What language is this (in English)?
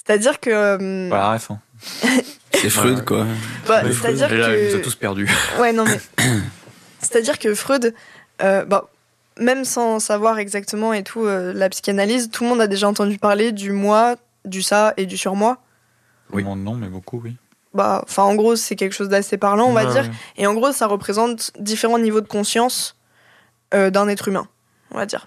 French